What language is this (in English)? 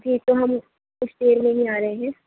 Urdu